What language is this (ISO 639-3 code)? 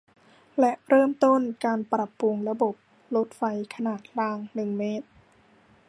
tha